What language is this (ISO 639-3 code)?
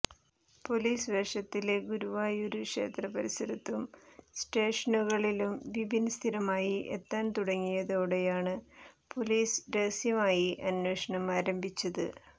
mal